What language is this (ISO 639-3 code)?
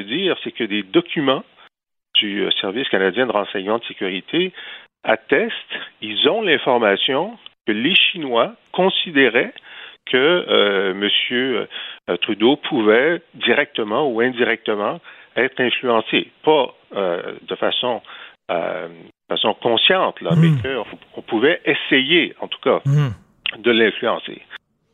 fra